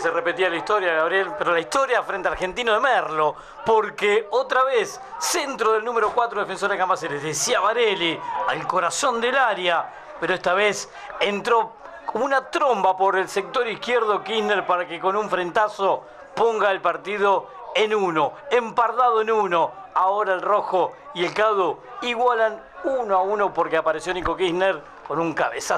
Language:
Spanish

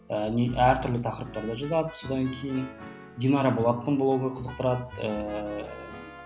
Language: Kazakh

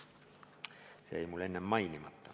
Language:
Estonian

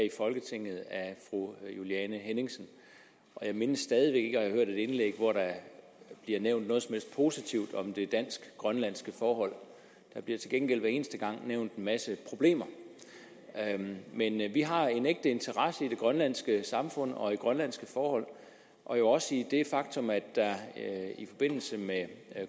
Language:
Danish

